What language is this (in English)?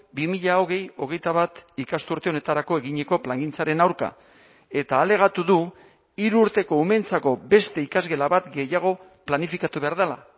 Basque